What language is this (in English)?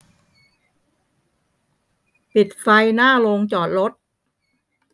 Thai